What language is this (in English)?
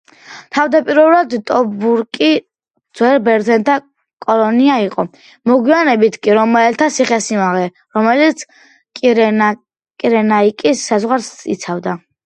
Georgian